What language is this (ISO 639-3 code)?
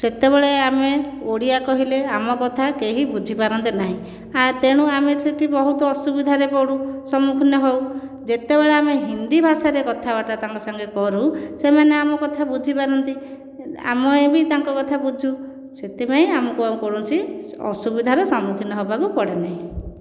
ori